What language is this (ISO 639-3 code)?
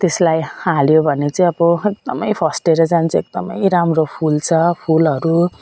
nep